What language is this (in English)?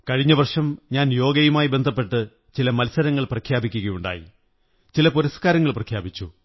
Malayalam